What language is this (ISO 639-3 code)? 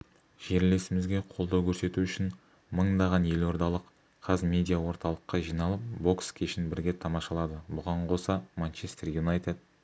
kaz